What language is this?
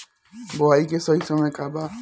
Bhojpuri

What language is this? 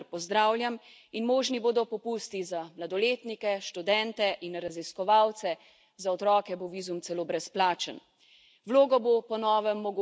Slovenian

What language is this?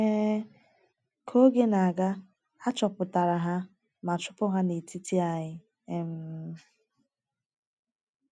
Igbo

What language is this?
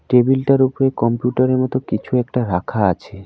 Bangla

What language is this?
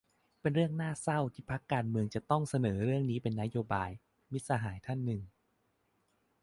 Thai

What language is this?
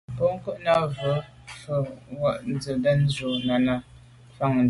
Medumba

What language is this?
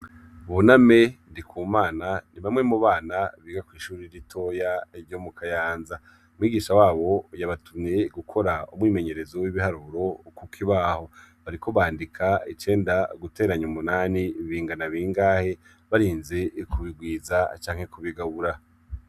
Rundi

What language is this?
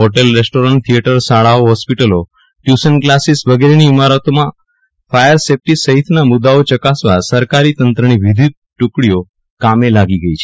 Gujarati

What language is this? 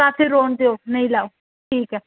Dogri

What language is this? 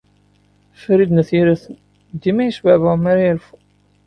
Kabyle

